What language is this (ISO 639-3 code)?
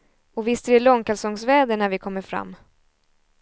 swe